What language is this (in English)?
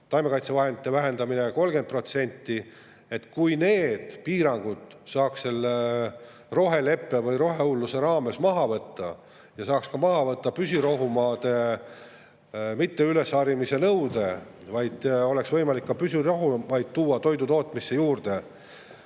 Estonian